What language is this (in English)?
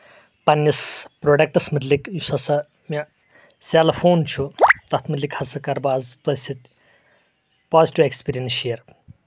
Kashmiri